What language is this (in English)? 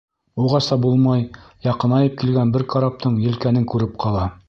Bashkir